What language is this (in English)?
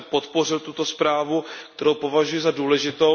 Czech